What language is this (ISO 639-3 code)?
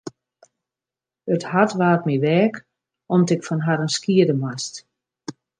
fry